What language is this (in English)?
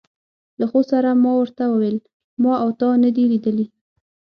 Pashto